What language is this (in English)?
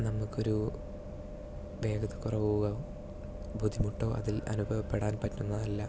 Malayalam